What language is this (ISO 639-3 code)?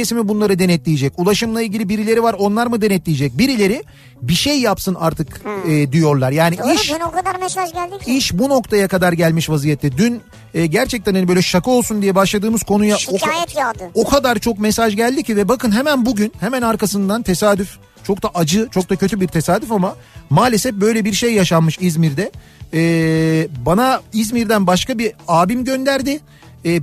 tur